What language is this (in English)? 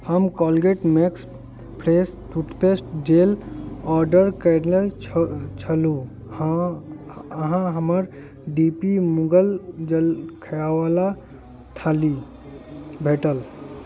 Maithili